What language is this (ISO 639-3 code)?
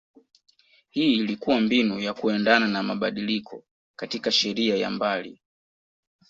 swa